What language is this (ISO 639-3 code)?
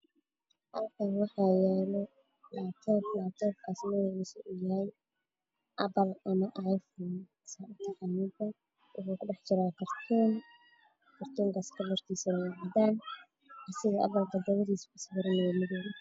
som